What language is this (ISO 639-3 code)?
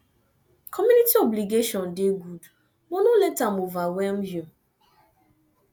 pcm